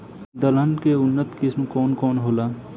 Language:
Bhojpuri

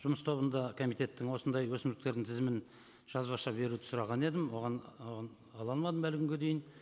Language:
Kazakh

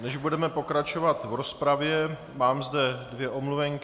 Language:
Czech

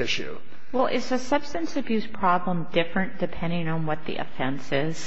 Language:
English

